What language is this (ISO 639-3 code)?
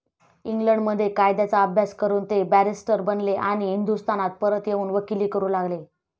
mar